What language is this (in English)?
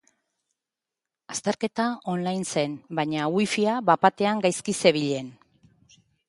Basque